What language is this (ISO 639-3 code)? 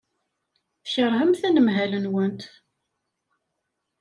kab